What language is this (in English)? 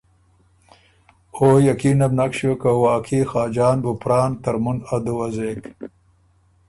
Ormuri